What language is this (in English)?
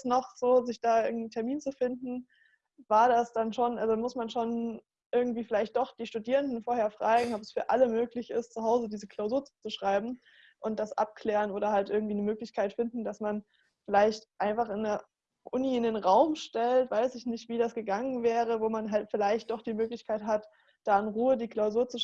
German